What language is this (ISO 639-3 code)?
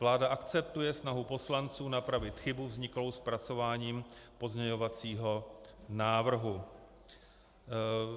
ces